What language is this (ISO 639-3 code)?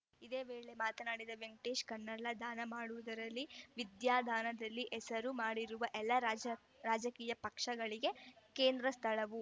kan